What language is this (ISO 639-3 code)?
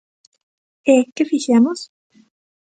glg